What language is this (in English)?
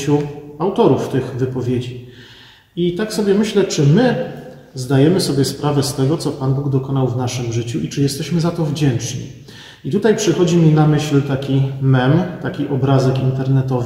Polish